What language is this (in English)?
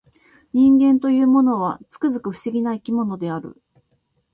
Japanese